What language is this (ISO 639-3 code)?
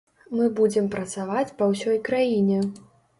bel